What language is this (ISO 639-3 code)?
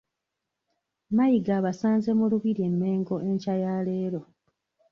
lug